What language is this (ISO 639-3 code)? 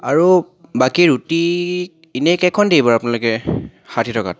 asm